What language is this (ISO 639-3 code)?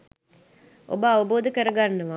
sin